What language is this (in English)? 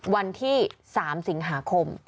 Thai